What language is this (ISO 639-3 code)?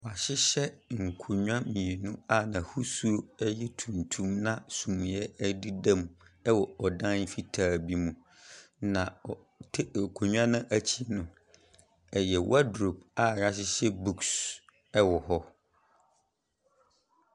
aka